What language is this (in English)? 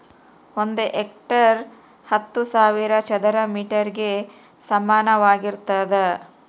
Kannada